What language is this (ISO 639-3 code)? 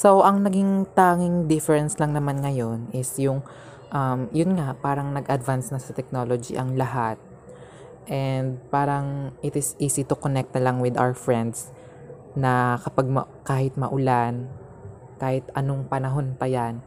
fil